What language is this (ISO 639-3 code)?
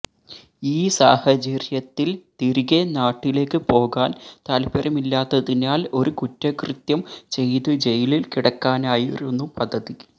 mal